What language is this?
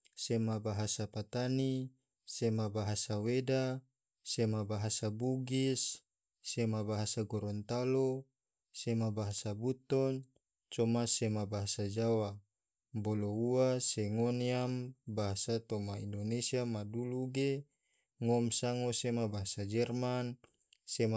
Tidore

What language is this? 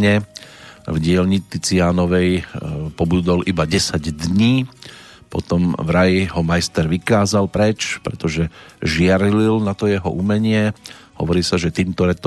Slovak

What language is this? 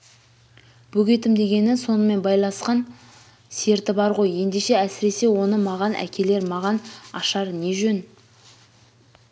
Kazakh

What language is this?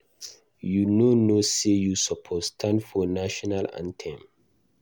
Nigerian Pidgin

